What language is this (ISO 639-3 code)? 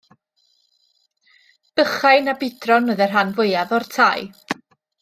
cym